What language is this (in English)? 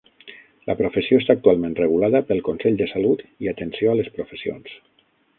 Catalan